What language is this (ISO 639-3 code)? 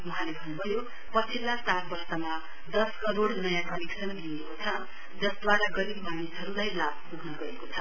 nep